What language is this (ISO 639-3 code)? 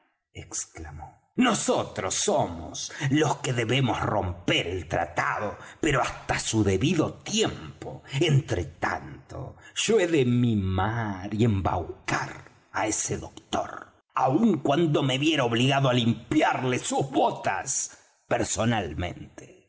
spa